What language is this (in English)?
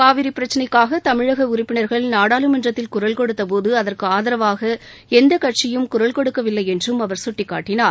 Tamil